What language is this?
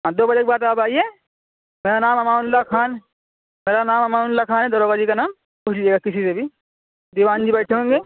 Urdu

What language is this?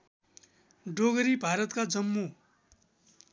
Nepali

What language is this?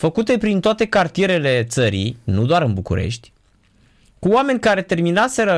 Romanian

